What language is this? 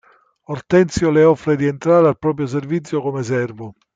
Italian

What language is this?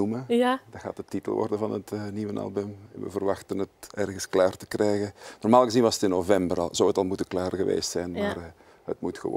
Dutch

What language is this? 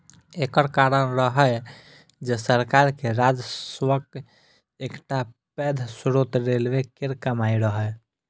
Maithili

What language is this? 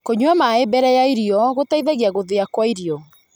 Kikuyu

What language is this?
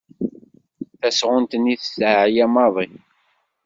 Kabyle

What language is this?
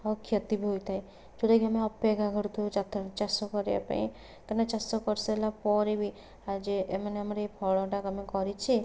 Odia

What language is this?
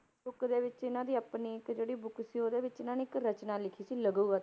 Punjabi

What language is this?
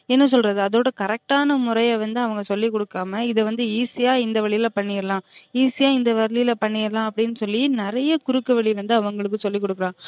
Tamil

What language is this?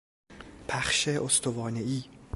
Persian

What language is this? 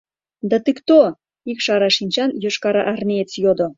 Mari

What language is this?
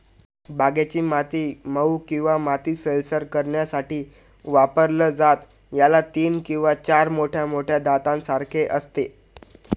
Marathi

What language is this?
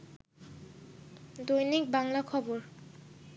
Bangla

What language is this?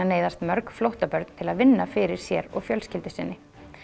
Icelandic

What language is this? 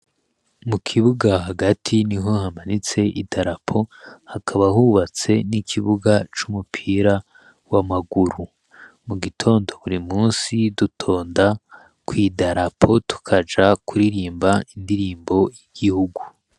Rundi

